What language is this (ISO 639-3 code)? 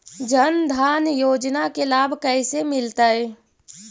mag